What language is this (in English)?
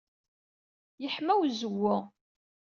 Kabyle